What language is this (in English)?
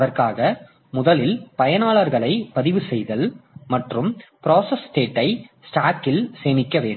Tamil